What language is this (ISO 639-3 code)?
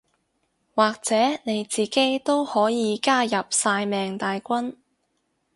yue